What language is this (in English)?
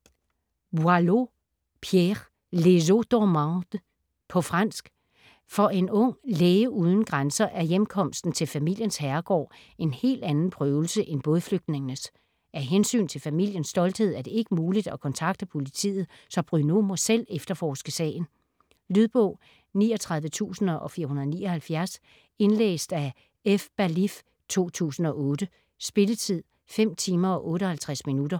Danish